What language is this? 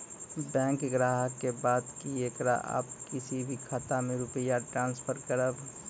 Maithili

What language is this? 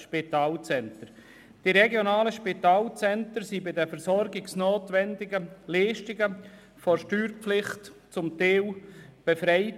Swiss German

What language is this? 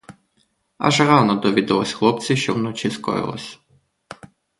Ukrainian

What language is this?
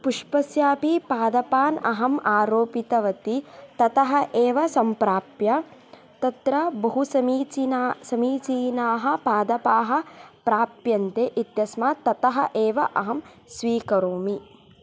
Sanskrit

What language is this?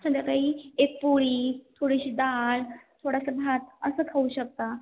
Marathi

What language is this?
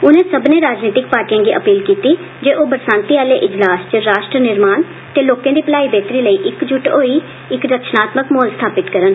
Dogri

